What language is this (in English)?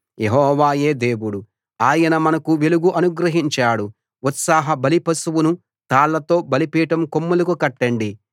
Telugu